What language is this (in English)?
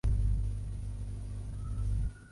Chinese